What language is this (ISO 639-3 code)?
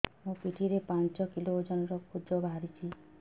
ori